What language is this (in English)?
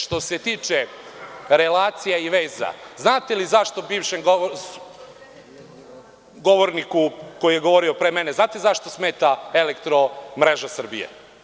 Serbian